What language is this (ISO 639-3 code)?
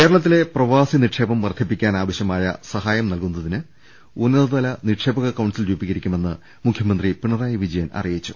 mal